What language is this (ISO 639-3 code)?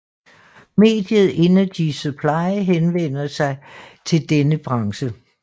dan